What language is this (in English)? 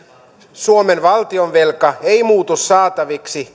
Finnish